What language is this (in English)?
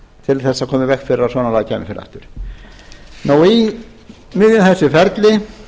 Icelandic